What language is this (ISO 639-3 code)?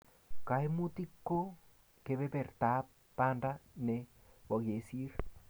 kln